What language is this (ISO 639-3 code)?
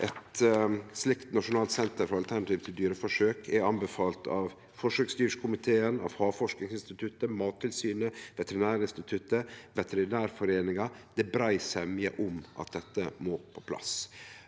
nor